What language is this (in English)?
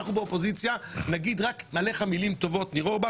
Hebrew